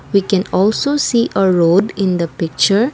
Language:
English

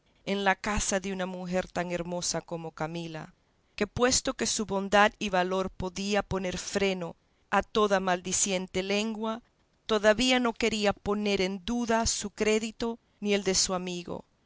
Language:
Spanish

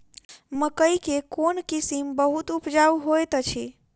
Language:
Maithili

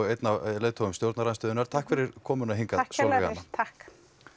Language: Icelandic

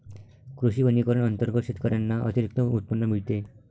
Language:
Marathi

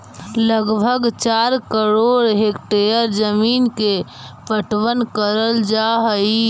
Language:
Magahi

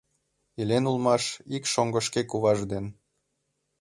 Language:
Mari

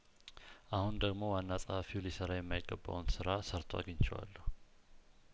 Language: Amharic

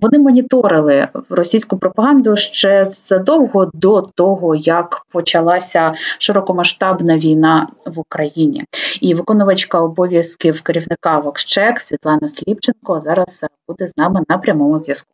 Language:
Ukrainian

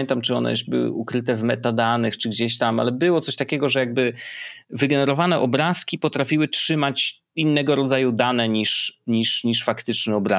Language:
Polish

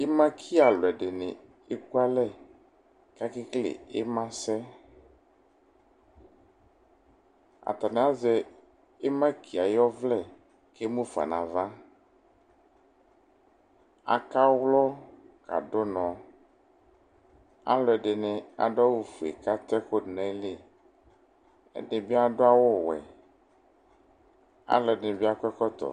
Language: Ikposo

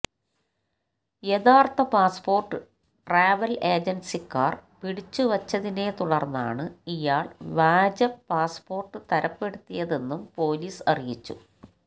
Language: Malayalam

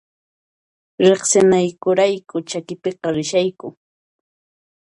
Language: Puno Quechua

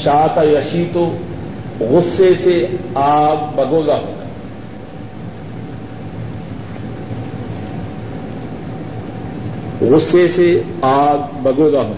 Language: Urdu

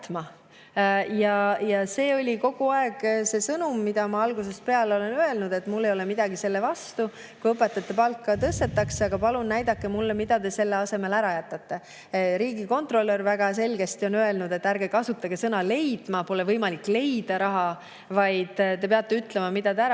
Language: Estonian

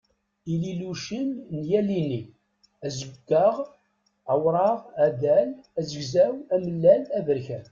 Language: Kabyle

